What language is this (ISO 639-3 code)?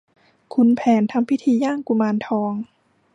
tha